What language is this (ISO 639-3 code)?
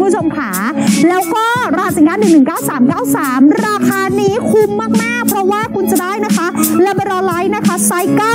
tha